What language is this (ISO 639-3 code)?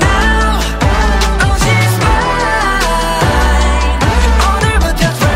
vie